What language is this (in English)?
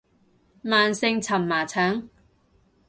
Cantonese